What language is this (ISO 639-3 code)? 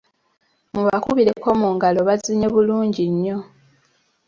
lug